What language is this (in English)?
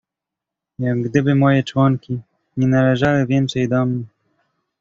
Polish